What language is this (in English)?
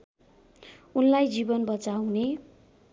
Nepali